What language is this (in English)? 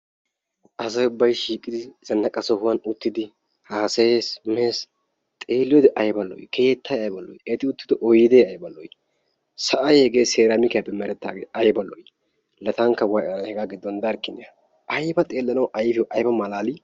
Wolaytta